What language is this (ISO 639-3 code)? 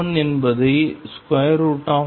tam